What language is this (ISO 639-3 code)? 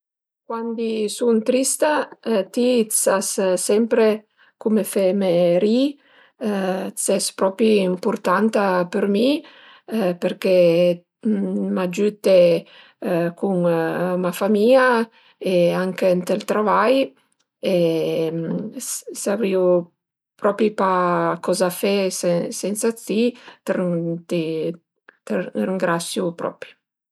pms